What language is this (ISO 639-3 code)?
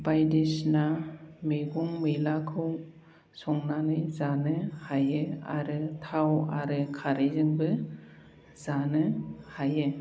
brx